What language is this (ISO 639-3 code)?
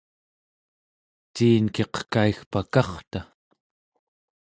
esu